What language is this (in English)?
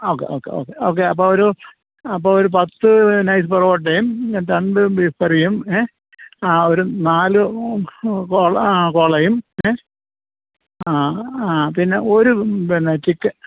Malayalam